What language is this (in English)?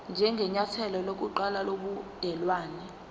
Zulu